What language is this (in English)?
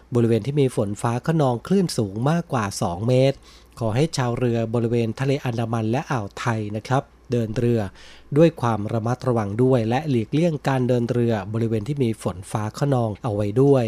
Thai